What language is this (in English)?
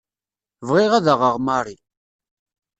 Kabyle